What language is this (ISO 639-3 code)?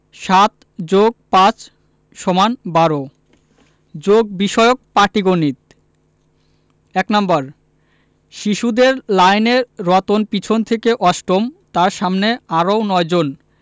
ben